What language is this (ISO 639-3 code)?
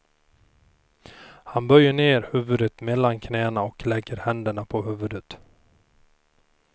swe